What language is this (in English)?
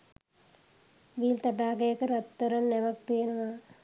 Sinhala